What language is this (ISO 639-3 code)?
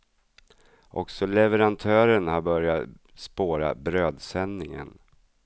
swe